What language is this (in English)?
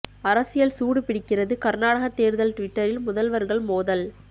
Tamil